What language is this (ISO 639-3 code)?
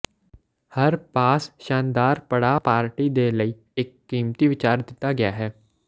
pan